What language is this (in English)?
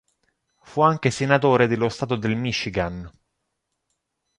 Italian